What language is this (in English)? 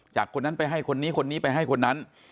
Thai